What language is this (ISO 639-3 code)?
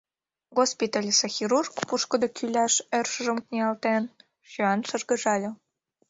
chm